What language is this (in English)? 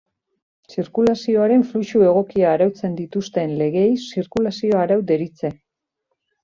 Basque